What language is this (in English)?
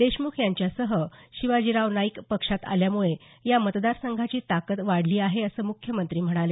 Marathi